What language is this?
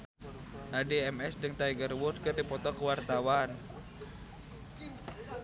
Sundanese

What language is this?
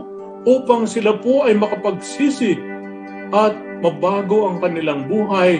Filipino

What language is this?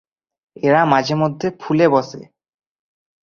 Bangla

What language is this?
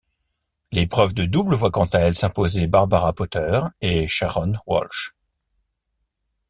French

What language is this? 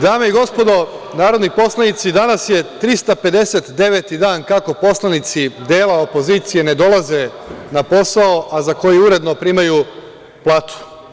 Serbian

